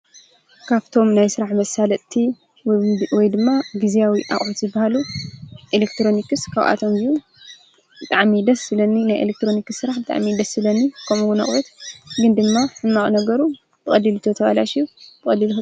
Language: Tigrinya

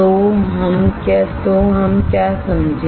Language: Hindi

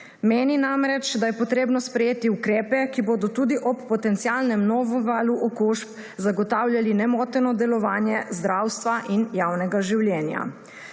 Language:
Slovenian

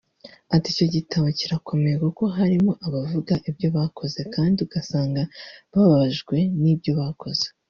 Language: Kinyarwanda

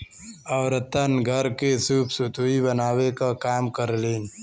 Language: Bhojpuri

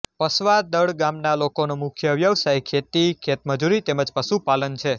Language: Gujarati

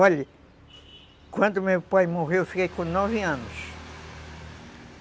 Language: Portuguese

